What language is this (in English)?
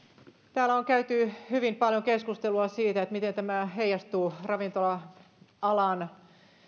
Finnish